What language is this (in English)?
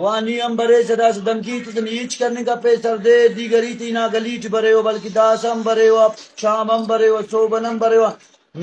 Arabic